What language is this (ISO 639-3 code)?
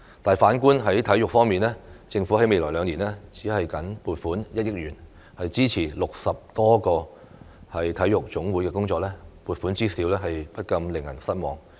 yue